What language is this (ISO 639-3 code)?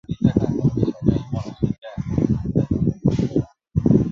zho